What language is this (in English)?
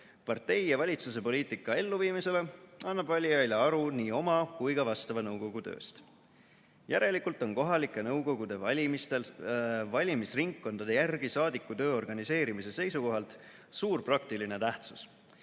Estonian